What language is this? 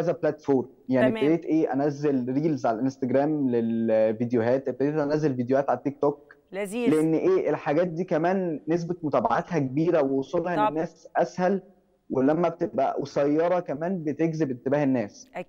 Arabic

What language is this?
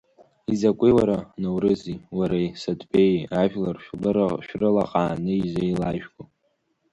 Abkhazian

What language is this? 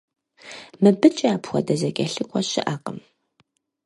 Kabardian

